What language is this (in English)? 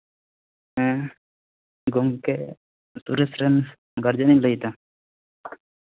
Santali